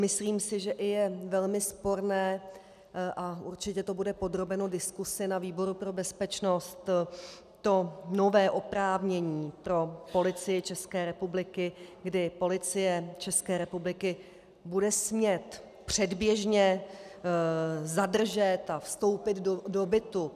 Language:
Czech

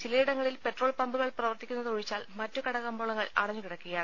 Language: Malayalam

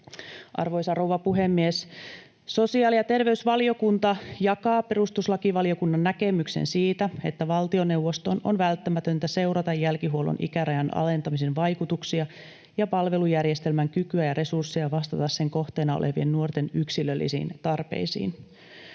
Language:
Finnish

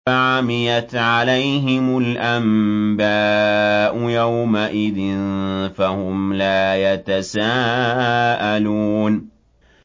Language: Arabic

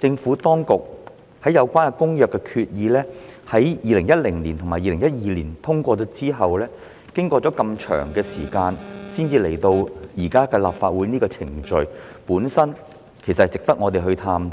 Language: Cantonese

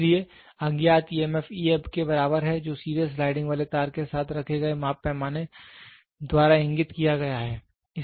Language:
Hindi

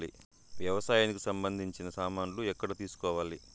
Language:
Telugu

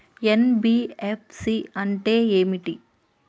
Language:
Telugu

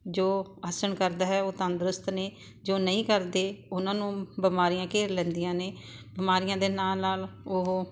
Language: Punjabi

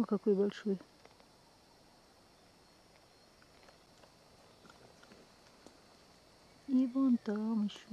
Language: Russian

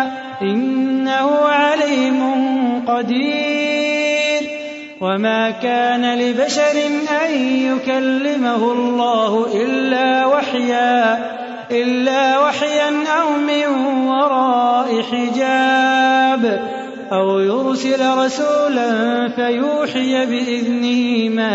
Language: Arabic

